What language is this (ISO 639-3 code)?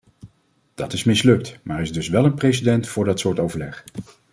nld